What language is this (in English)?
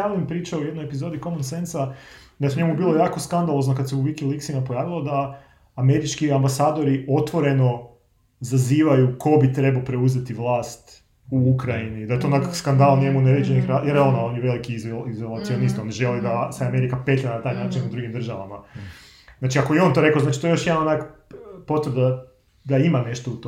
Croatian